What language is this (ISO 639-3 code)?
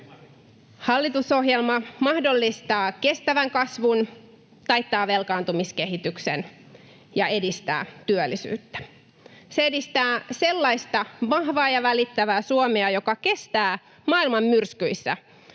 fin